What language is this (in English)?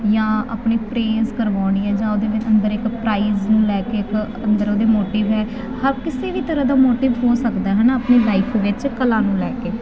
Punjabi